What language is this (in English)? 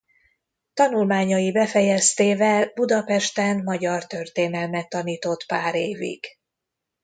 Hungarian